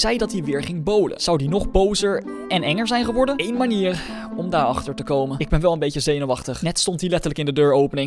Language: Dutch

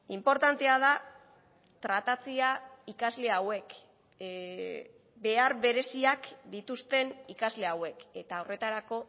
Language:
Basque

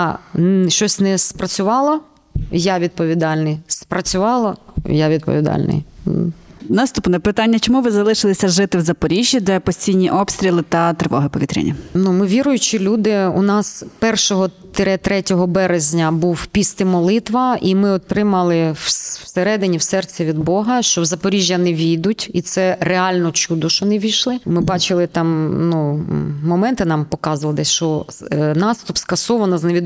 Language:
Ukrainian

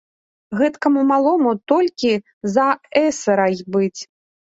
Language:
Belarusian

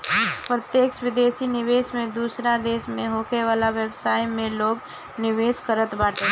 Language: Bhojpuri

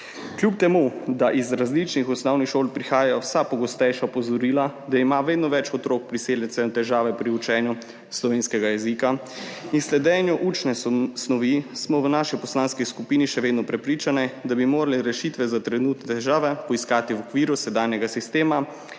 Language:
Slovenian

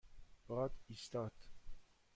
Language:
Persian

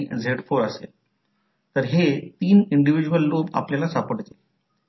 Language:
Marathi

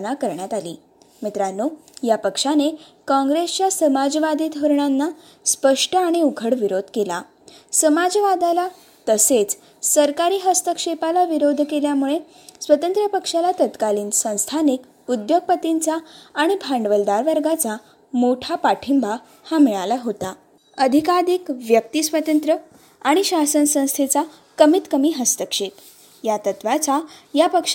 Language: Marathi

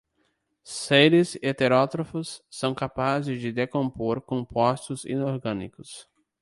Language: Portuguese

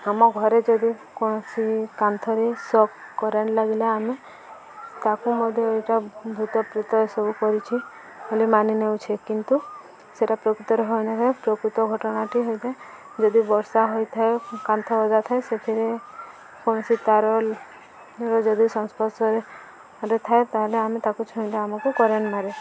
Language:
Odia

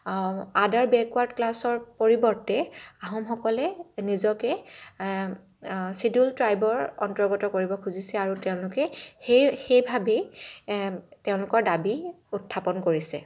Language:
Assamese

